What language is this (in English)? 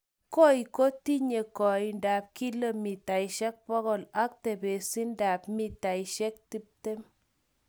Kalenjin